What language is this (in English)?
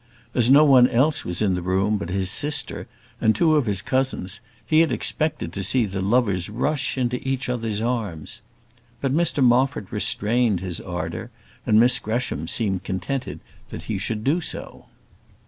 English